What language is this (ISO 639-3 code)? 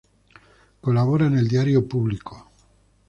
spa